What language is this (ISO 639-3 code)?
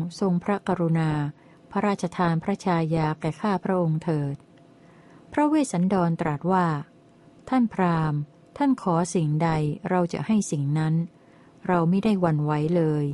tha